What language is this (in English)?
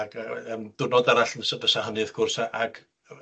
Welsh